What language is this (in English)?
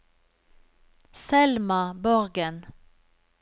Norwegian